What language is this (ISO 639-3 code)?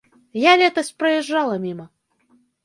bel